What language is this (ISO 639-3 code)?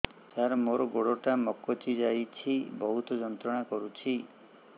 ori